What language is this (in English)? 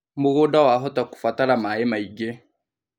Kikuyu